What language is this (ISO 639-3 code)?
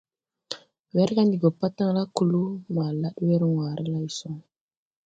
tui